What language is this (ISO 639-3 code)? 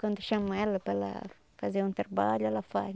por